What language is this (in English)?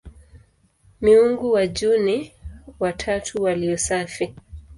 Swahili